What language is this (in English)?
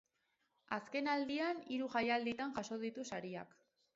Basque